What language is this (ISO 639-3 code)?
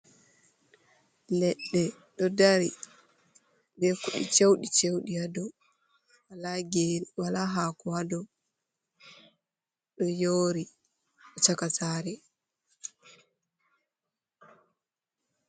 ful